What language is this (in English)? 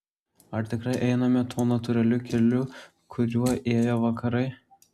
Lithuanian